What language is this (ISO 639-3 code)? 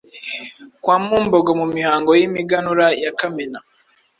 kin